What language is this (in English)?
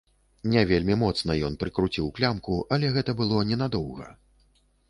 Belarusian